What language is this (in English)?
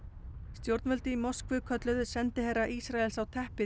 Icelandic